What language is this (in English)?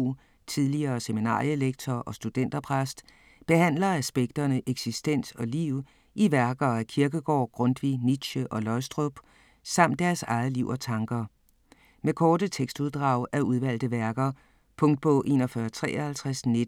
Danish